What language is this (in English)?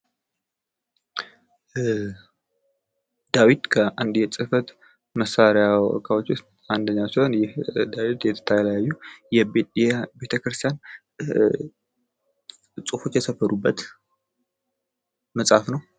Amharic